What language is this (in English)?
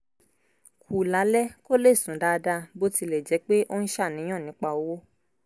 Yoruba